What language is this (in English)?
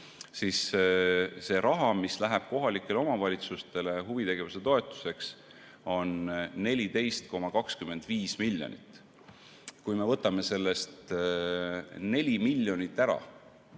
Estonian